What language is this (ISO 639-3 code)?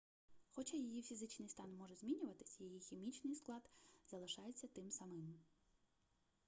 ukr